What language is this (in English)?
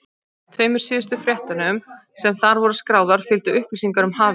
Icelandic